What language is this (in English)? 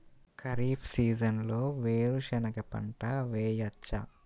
Telugu